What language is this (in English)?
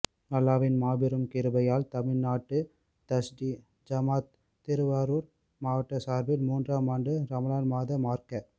Tamil